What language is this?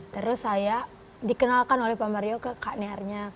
Indonesian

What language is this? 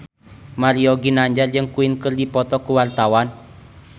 Sundanese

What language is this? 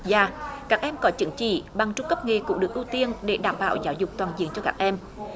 Vietnamese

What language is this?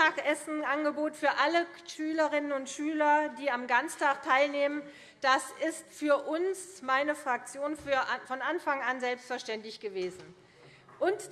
German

